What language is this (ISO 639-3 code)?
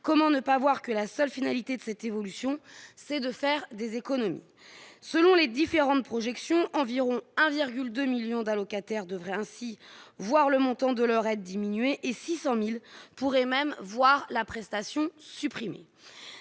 fra